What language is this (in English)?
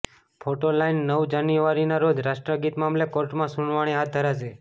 Gujarati